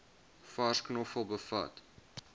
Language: Afrikaans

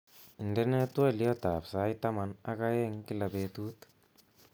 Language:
Kalenjin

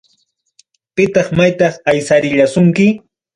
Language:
Ayacucho Quechua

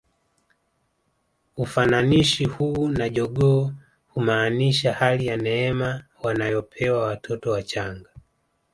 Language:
Swahili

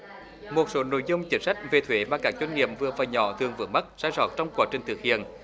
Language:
Vietnamese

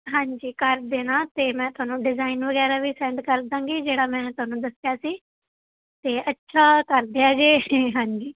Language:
Punjabi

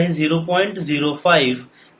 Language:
Marathi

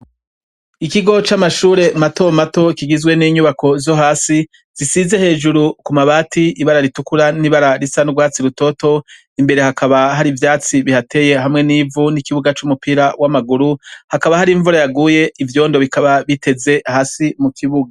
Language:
Rundi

